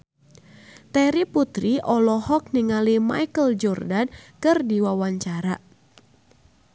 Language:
Sundanese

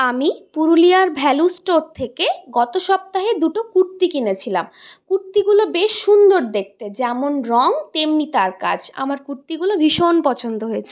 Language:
Bangla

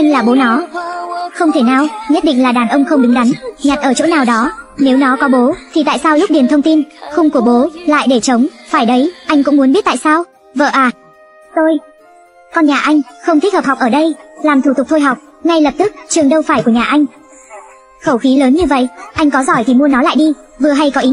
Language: Vietnamese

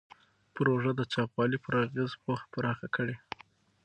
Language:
Pashto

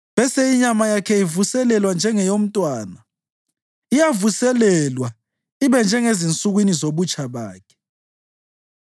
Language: North Ndebele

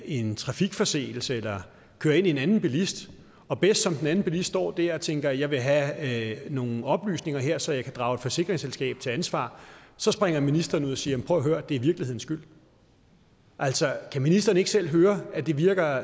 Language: Danish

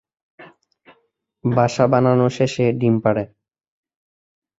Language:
Bangla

